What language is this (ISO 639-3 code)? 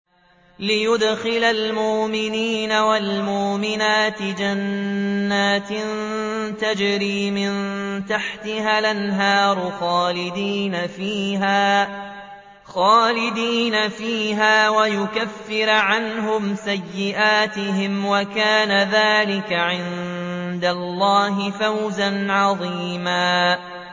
ara